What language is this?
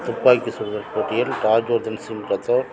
Tamil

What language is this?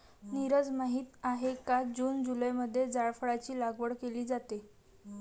Marathi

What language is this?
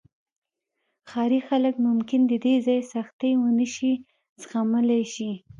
Pashto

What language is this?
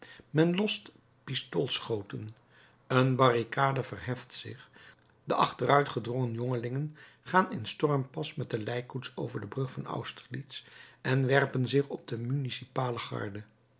Dutch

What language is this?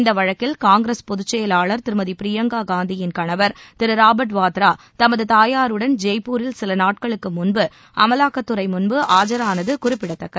Tamil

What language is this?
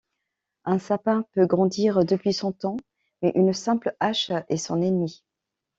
French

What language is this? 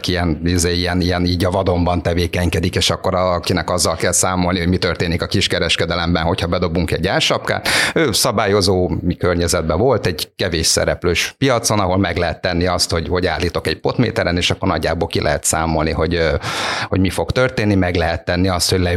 Hungarian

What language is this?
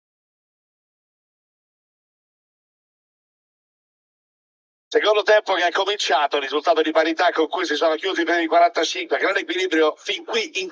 Italian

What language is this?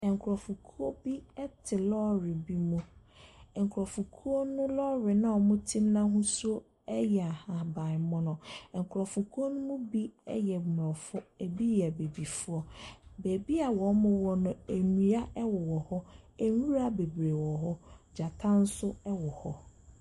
Akan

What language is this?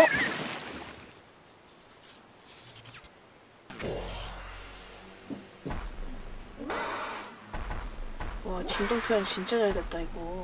Korean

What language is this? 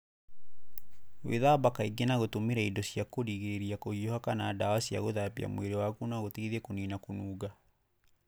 Kikuyu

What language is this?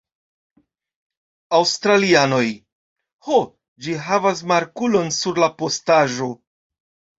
Esperanto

